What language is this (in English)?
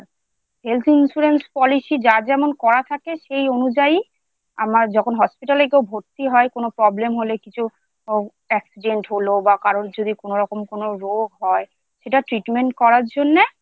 Bangla